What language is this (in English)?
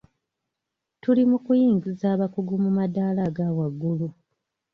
Ganda